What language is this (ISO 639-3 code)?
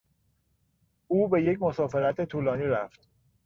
fas